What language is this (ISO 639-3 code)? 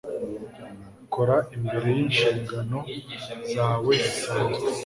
kin